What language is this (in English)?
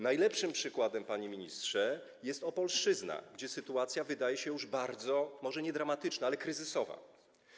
Polish